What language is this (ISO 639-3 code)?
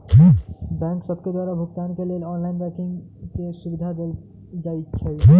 mag